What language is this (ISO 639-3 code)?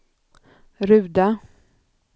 swe